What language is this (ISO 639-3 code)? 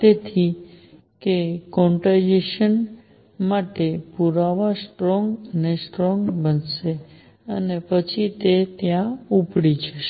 guj